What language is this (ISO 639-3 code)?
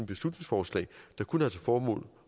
dan